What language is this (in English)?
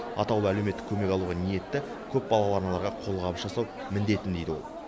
Kazakh